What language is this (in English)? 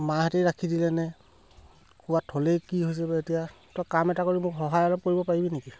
Assamese